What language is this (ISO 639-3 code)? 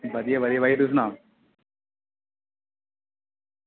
doi